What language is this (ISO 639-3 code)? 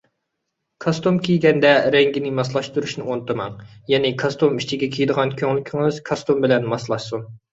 uig